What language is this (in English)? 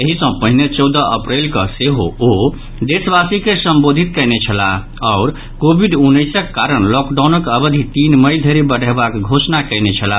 Maithili